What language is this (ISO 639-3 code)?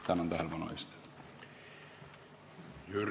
est